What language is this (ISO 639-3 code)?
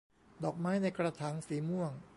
tha